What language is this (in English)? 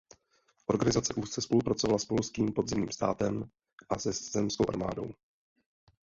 Czech